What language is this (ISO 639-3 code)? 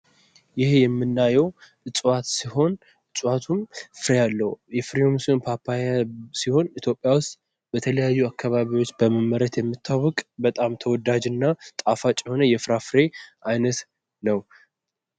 amh